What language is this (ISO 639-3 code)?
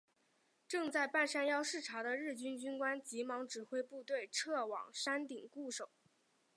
zho